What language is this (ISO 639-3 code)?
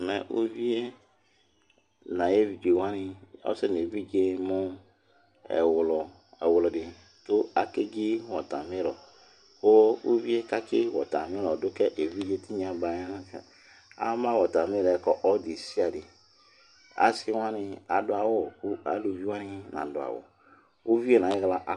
kpo